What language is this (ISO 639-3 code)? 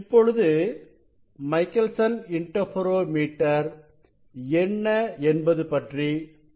tam